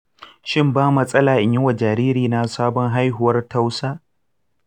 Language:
Hausa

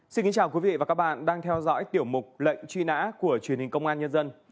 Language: Vietnamese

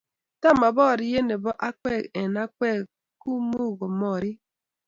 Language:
Kalenjin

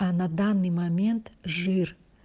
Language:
Russian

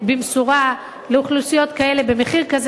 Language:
Hebrew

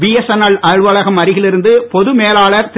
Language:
Tamil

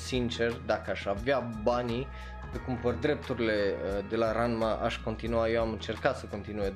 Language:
Romanian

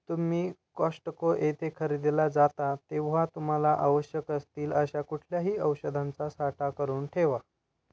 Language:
Marathi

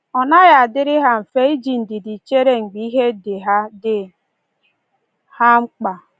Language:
Igbo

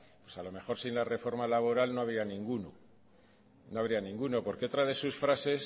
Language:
Spanish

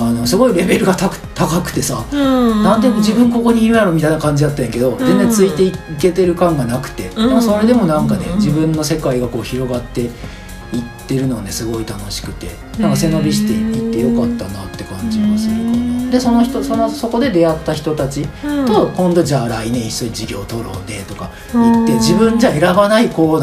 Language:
Japanese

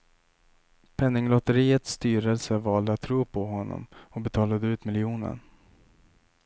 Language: Swedish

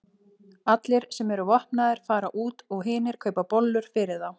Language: Icelandic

